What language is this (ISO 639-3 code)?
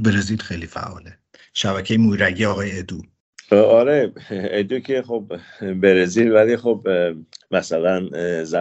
fas